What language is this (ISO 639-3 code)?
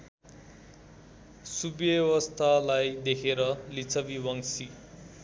nep